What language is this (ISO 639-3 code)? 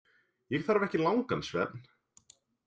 isl